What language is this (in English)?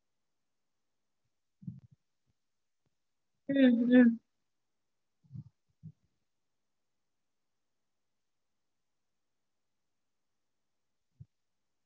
Tamil